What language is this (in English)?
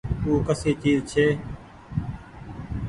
Goaria